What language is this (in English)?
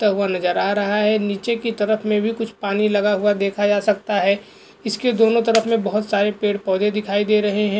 Hindi